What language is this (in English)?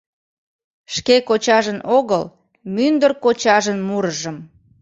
Mari